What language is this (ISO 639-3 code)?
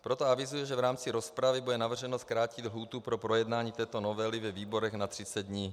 ces